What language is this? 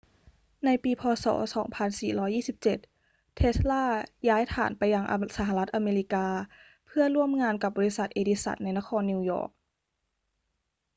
Thai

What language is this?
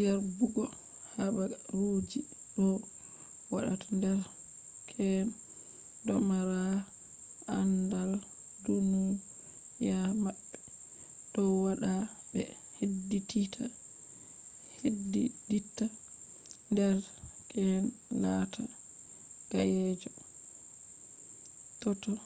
Fula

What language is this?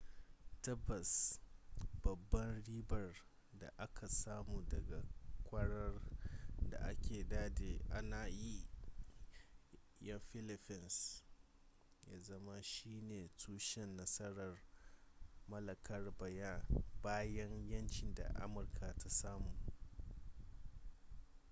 Hausa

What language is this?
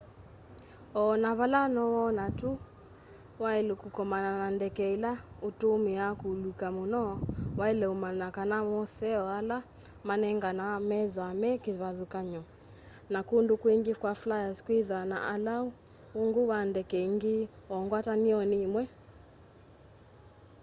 Kamba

